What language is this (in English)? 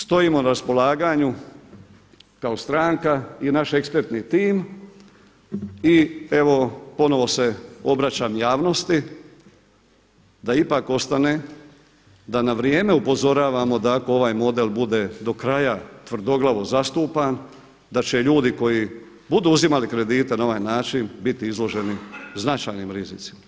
Croatian